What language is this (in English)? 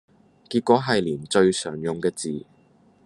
Cantonese